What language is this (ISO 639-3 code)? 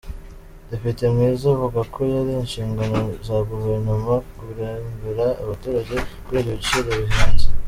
kin